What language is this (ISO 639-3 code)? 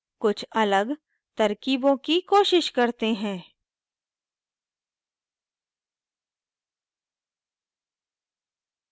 hin